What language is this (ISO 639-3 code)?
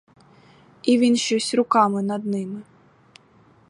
ukr